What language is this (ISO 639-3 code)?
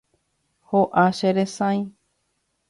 grn